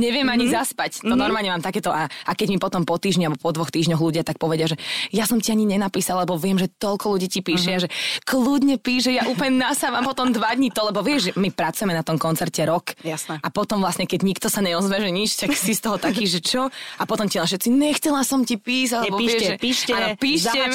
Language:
Slovak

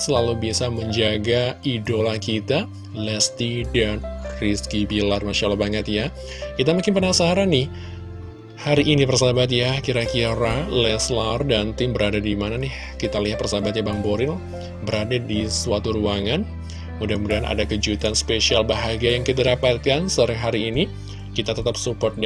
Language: Indonesian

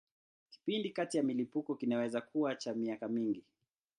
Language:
Swahili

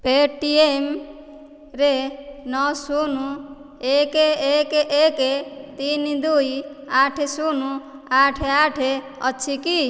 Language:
Odia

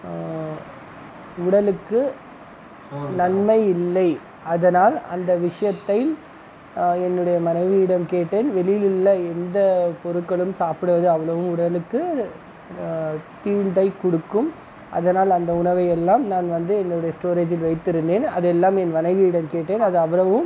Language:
Tamil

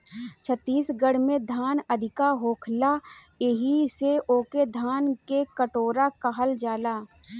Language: Bhojpuri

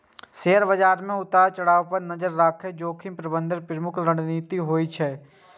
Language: Maithili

